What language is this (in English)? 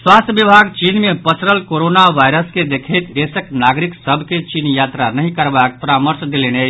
Maithili